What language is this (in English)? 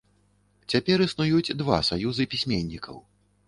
Belarusian